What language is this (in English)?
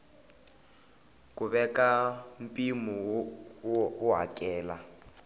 Tsonga